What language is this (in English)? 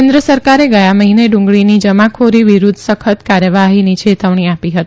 Gujarati